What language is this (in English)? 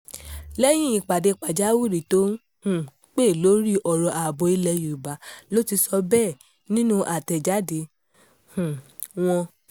Yoruba